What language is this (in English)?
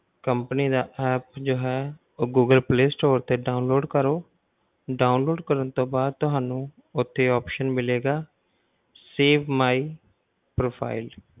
Punjabi